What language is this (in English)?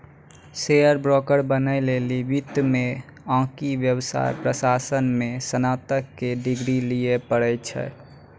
Maithili